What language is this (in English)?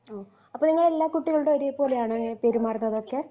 Malayalam